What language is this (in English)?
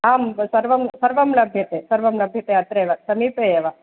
Sanskrit